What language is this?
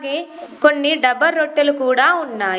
Telugu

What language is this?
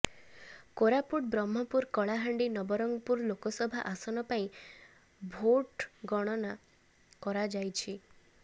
Odia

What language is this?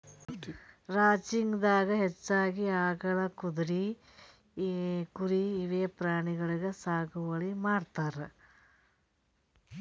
Kannada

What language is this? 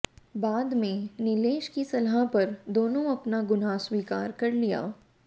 Hindi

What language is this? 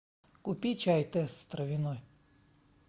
Russian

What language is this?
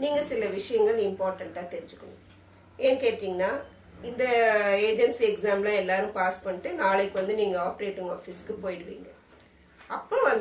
Portuguese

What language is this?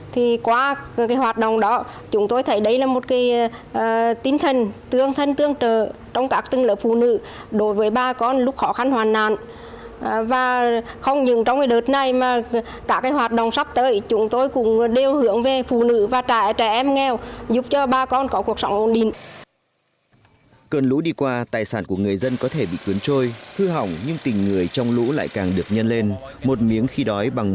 Vietnamese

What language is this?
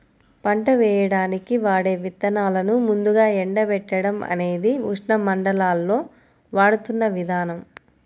Telugu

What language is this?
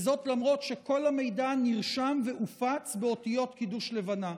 Hebrew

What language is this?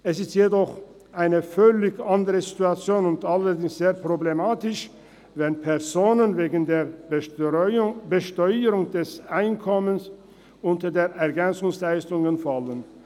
Swiss German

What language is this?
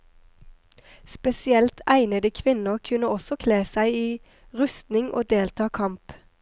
Norwegian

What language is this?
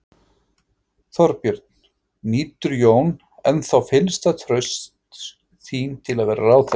Icelandic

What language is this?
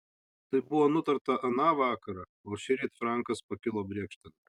Lithuanian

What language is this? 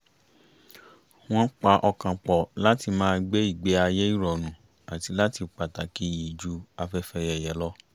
Yoruba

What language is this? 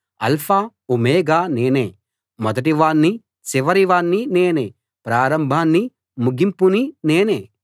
Telugu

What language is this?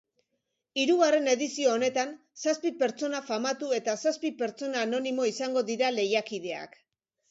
Basque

